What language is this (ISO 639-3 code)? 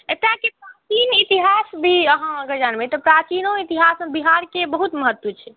mai